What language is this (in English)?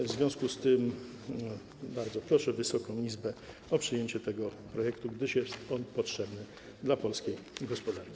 Polish